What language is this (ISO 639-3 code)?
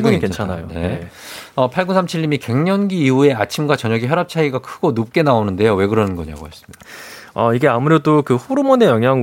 kor